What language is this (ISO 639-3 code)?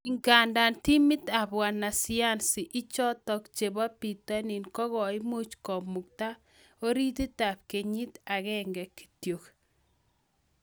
kln